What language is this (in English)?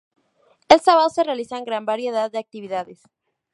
Spanish